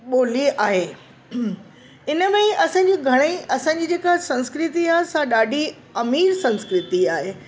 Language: Sindhi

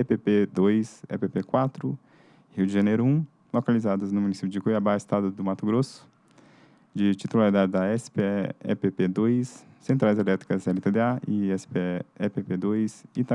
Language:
Portuguese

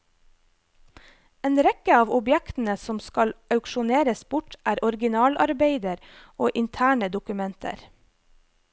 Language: Norwegian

